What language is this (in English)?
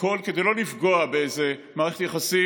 Hebrew